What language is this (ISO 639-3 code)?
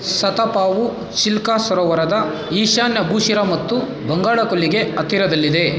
kan